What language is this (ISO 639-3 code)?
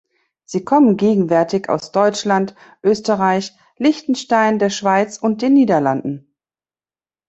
deu